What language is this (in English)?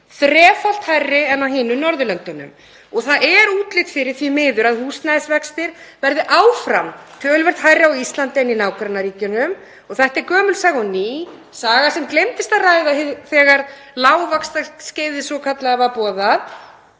Icelandic